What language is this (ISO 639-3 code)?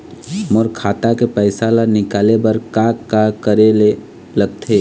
hne